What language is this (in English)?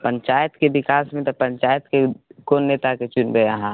Maithili